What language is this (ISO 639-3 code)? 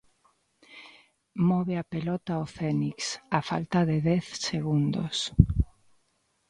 glg